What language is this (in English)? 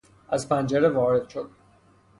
Persian